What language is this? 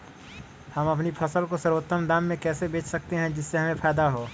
Magahi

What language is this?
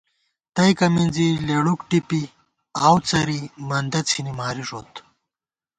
Gawar-Bati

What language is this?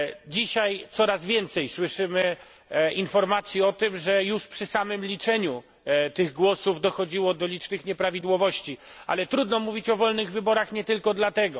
Polish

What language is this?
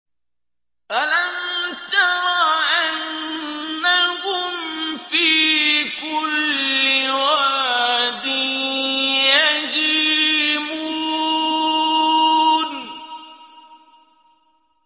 Arabic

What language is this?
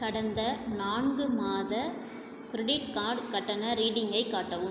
Tamil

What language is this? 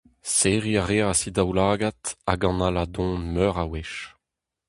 Breton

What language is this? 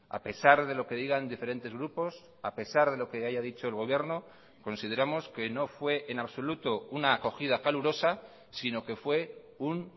Spanish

